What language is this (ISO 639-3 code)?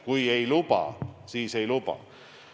est